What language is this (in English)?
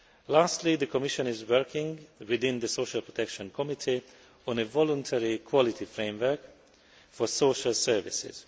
English